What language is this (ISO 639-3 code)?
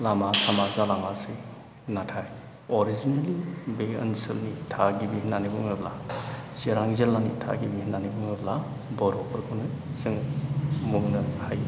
brx